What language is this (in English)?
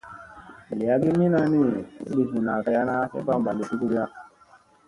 Musey